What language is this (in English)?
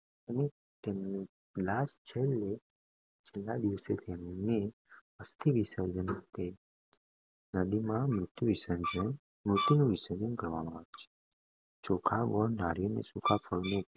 Gujarati